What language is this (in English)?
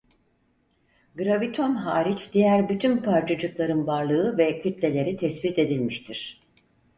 Turkish